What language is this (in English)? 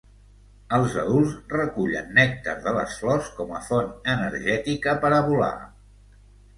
Catalan